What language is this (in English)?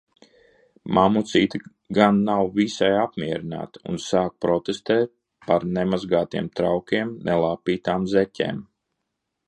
Latvian